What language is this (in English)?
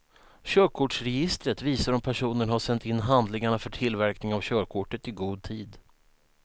Swedish